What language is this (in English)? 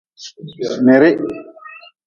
Nawdm